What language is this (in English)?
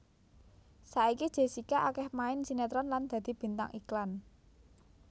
Javanese